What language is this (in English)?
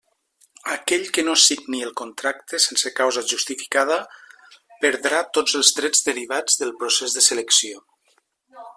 Catalan